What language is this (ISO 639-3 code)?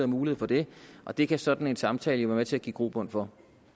dan